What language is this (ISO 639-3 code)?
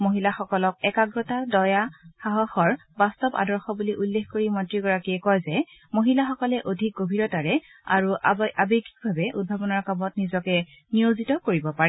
asm